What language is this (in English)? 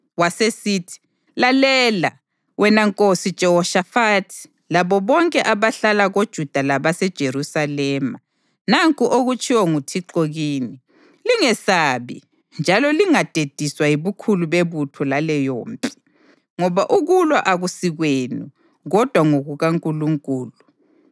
North Ndebele